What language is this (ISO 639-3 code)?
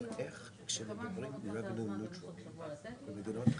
heb